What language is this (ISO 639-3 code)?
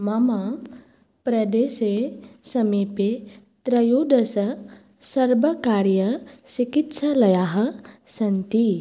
san